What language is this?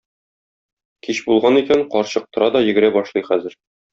Tatar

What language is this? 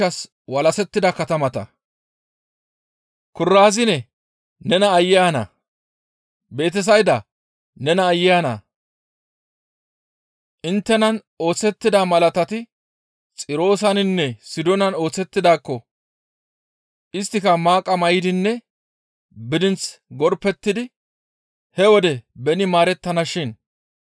Gamo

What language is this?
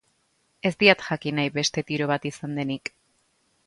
Basque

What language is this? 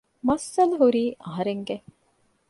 Divehi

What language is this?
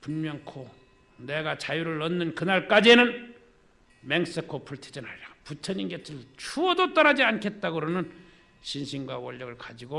Korean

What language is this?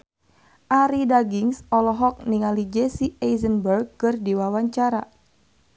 Sundanese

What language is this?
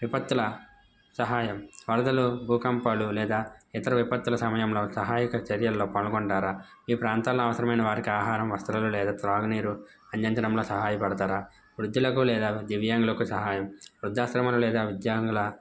Telugu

